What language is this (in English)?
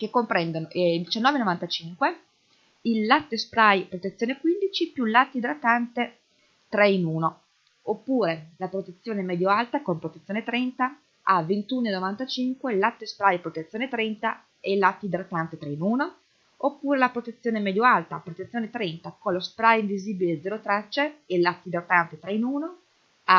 Italian